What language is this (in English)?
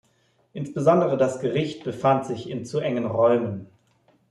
German